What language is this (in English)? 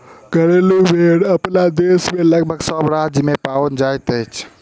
Maithili